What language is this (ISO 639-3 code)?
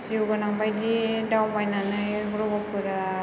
brx